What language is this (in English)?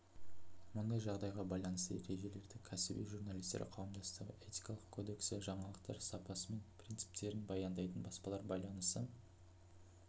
Kazakh